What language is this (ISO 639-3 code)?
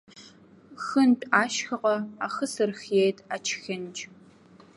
abk